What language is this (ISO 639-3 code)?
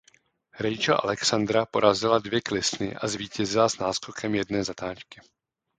ces